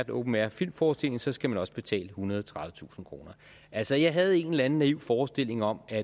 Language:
Danish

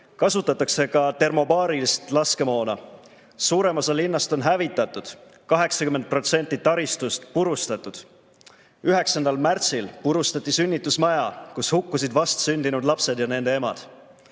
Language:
Estonian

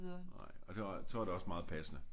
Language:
Danish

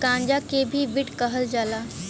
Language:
Bhojpuri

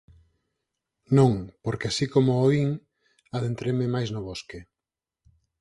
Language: Galician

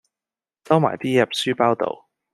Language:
Cantonese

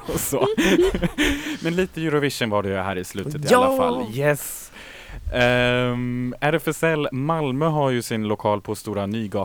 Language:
Swedish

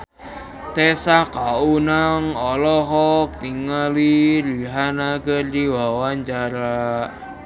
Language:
Sundanese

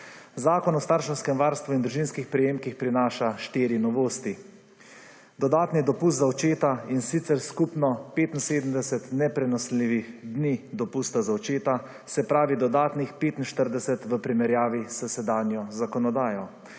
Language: Slovenian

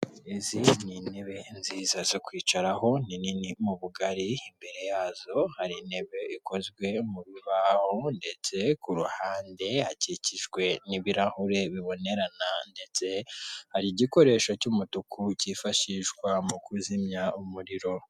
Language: Kinyarwanda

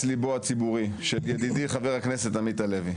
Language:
Hebrew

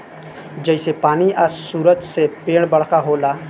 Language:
Bhojpuri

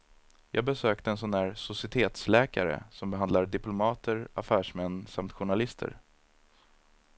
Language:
Swedish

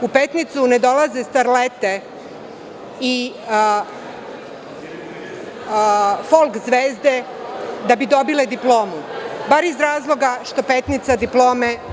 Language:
Serbian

